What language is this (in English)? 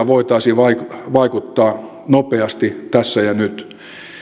Finnish